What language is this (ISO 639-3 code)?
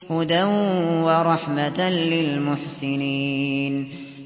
ara